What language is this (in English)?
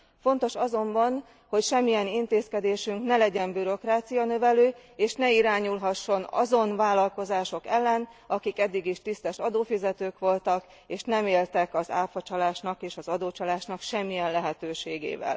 Hungarian